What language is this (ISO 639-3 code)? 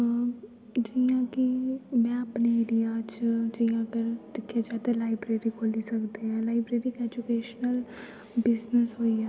doi